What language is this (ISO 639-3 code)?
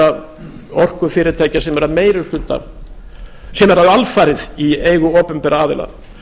isl